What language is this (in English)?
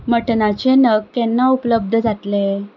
Konkani